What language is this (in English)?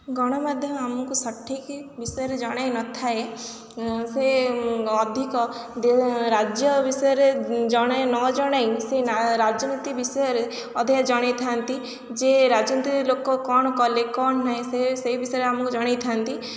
Odia